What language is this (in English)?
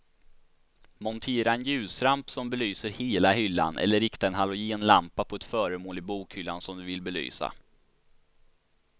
Swedish